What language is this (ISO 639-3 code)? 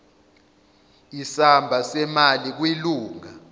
zul